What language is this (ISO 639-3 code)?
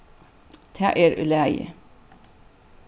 fao